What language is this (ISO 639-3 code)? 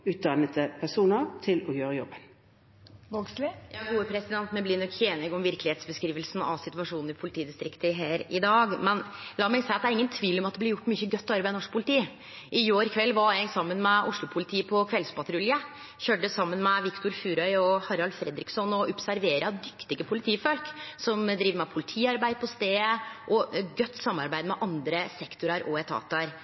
nor